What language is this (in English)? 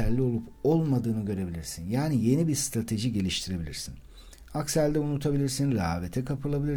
Turkish